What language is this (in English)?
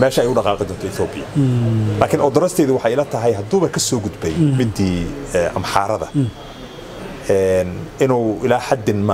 Arabic